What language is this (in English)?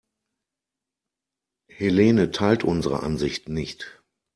German